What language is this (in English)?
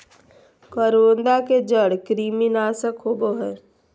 Magahi